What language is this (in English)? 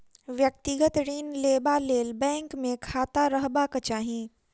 Maithili